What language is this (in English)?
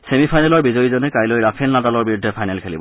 Assamese